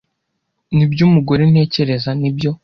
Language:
Kinyarwanda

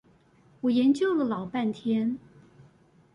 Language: Chinese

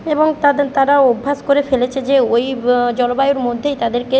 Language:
Bangla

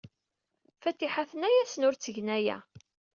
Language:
Kabyle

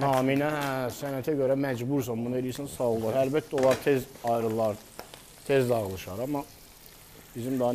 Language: Turkish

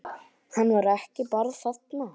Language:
Icelandic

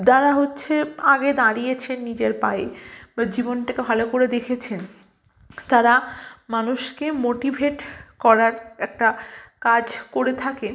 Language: Bangla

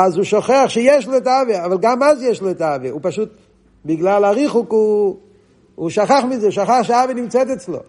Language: Hebrew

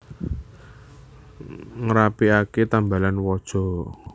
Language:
Javanese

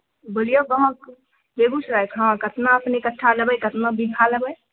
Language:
Maithili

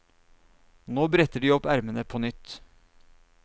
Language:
Norwegian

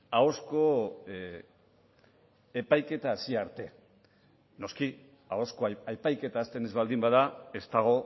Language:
Basque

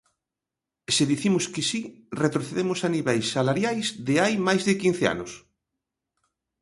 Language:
Galician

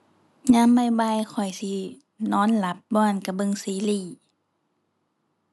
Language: Thai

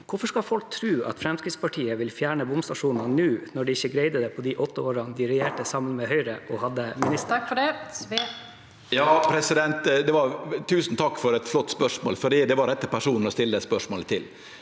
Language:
Norwegian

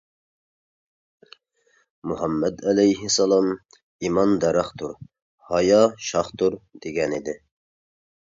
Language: Uyghur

